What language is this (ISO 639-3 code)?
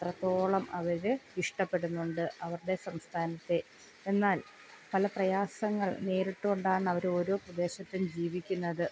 mal